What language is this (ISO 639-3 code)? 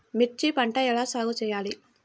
tel